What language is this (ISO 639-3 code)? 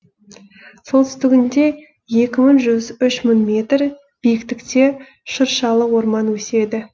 kaz